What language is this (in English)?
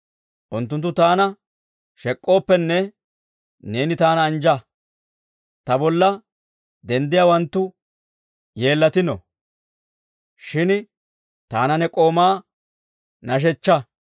Dawro